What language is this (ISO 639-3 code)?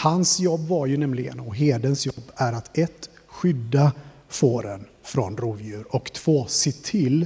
swe